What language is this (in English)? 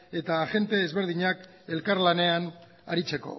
Basque